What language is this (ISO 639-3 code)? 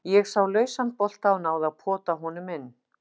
isl